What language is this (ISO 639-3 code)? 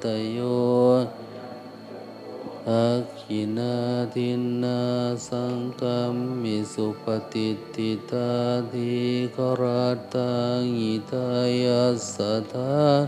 tha